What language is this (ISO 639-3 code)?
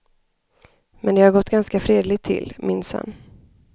swe